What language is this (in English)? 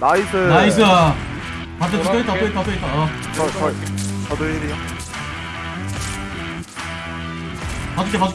Korean